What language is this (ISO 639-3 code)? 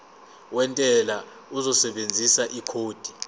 zul